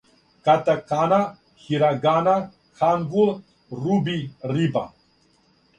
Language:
Serbian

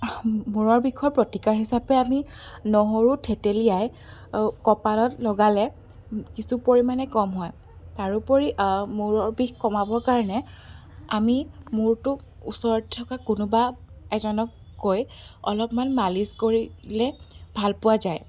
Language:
Assamese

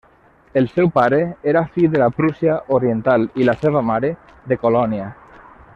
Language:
Catalan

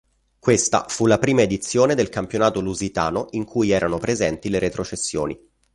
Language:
Italian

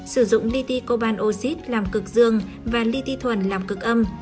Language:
Vietnamese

